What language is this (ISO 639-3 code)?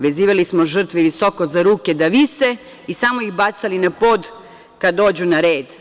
srp